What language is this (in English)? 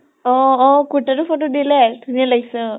Assamese